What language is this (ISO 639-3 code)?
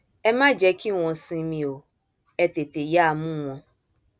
yor